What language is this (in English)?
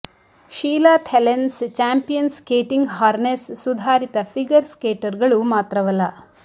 Kannada